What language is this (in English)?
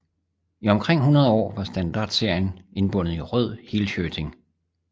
Danish